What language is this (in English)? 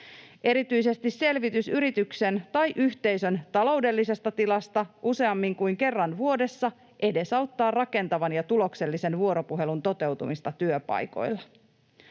Finnish